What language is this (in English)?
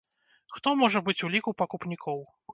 Belarusian